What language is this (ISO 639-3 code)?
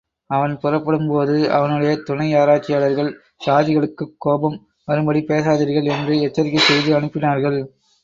tam